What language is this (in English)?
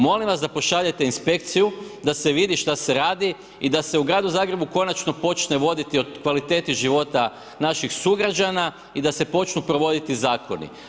Croatian